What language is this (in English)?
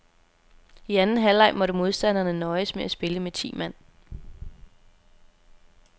Danish